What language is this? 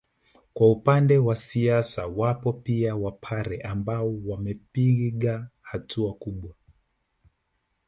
Swahili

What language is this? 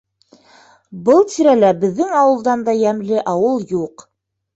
Bashkir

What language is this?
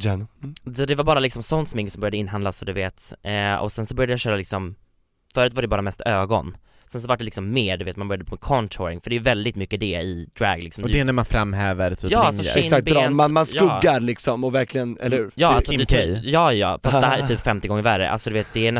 Swedish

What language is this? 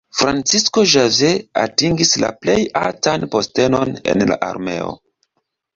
Esperanto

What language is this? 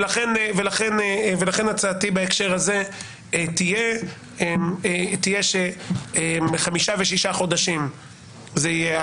Hebrew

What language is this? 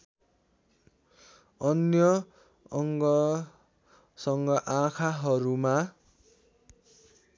Nepali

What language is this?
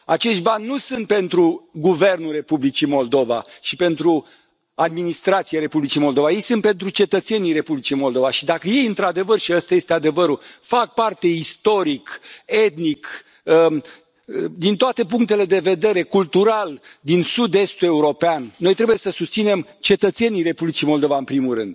Romanian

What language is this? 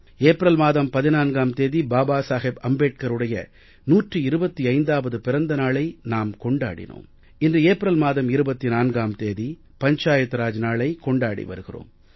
Tamil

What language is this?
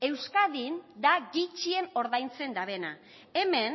Basque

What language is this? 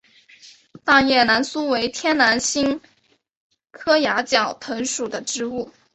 Chinese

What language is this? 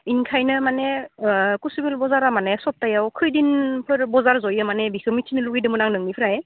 Bodo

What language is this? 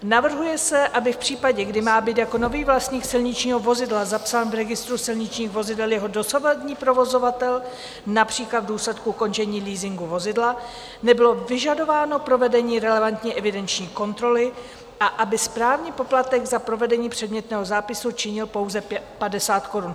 Czech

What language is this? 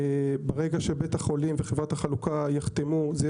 Hebrew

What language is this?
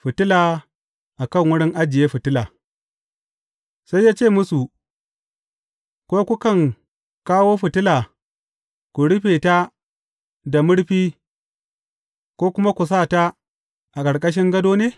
Hausa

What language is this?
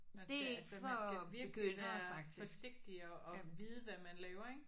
Danish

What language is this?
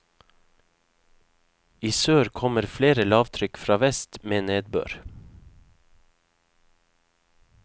Norwegian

